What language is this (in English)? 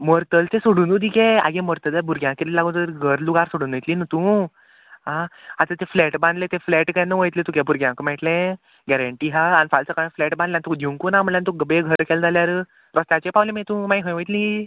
Konkani